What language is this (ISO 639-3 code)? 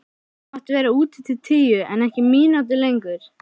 isl